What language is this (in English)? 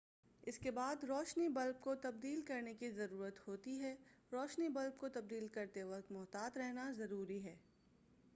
Urdu